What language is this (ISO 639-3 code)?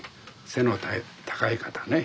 jpn